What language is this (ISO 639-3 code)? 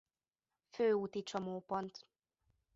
hun